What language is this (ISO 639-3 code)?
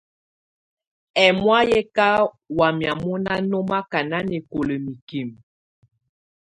tvu